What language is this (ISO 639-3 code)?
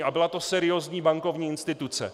ces